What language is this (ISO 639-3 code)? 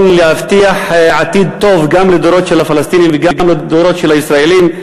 heb